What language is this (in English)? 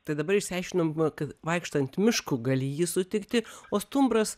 Lithuanian